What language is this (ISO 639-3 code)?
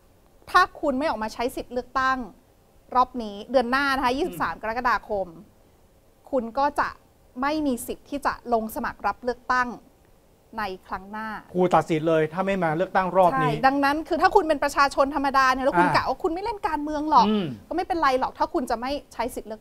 tha